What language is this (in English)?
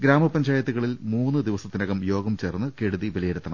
Malayalam